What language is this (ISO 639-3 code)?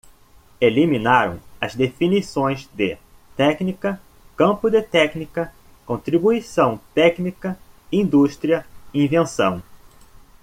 por